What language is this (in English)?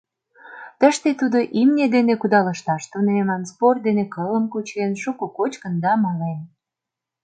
Mari